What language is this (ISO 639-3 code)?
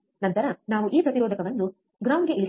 kan